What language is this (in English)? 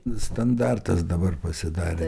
Lithuanian